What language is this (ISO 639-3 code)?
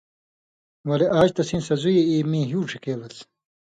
mvy